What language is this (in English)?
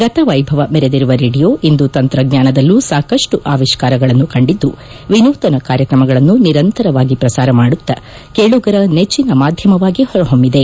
Kannada